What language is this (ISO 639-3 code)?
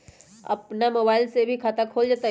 mag